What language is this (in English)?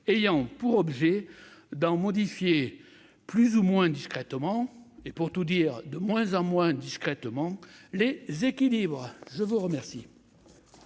French